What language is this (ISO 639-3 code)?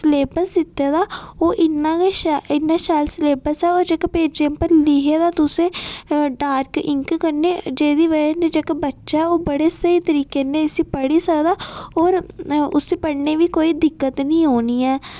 doi